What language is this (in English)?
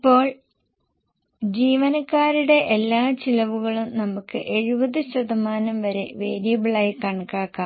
Malayalam